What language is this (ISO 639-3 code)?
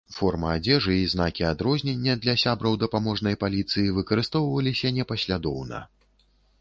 bel